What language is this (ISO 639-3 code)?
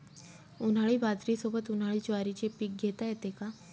mar